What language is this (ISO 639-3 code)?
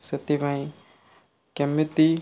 ori